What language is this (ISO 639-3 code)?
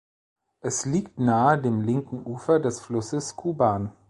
deu